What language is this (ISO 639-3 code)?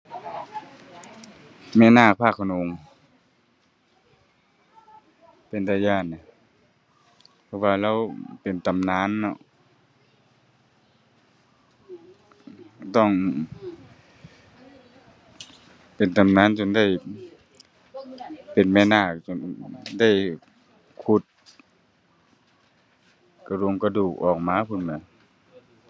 tha